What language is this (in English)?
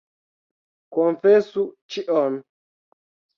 Esperanto